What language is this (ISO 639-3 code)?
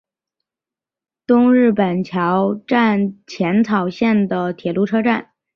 zho